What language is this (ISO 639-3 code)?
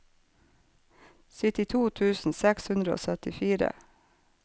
nor